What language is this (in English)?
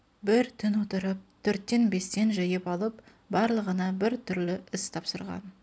Kazakh